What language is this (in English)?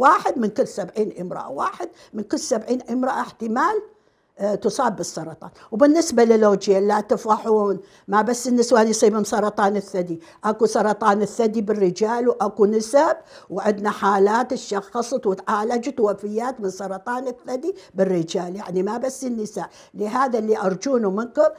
Arabic